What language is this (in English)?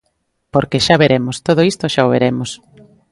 Galician